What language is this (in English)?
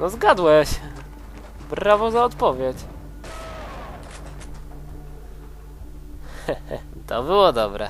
Polish